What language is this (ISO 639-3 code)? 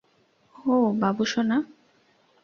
ben